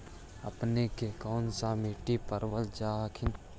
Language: Magahi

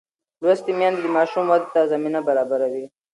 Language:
Pashto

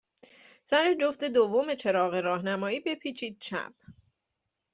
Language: Persian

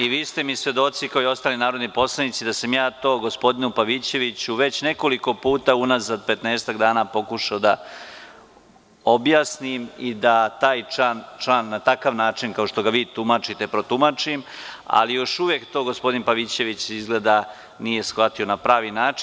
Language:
Serbian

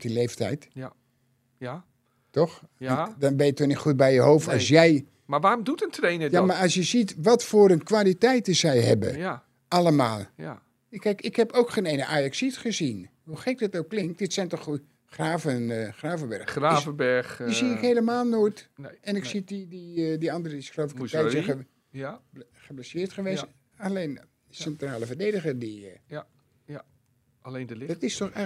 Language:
Dutch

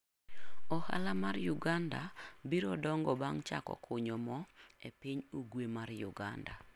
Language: Luo (Kenya and Tanzania)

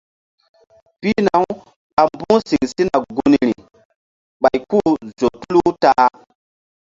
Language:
Mbum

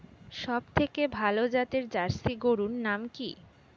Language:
Bangla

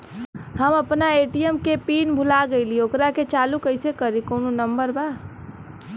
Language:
Bhojpuri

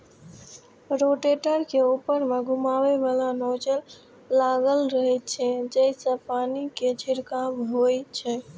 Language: Maithili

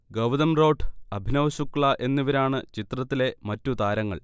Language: Malayalam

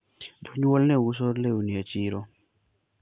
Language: Luo (Kenya and Tanzania)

